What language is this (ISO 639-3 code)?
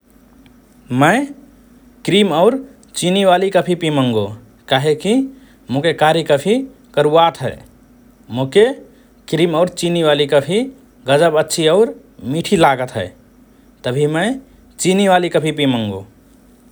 thr